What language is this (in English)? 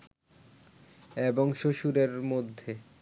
Bangla